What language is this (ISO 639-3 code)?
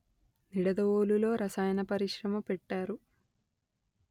tel